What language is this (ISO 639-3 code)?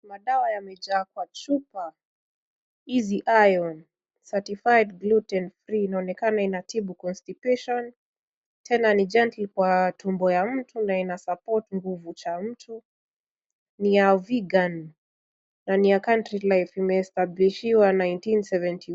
swa